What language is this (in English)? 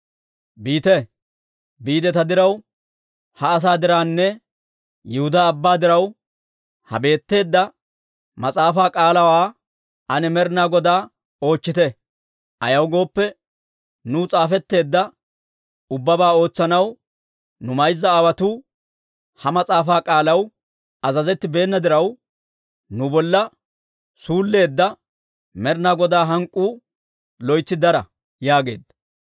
Dawro